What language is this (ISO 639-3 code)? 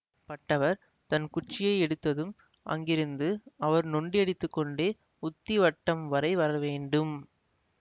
tam